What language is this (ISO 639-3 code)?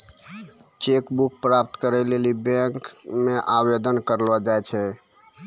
mai